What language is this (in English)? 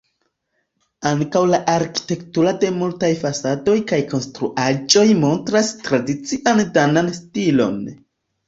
Esperanto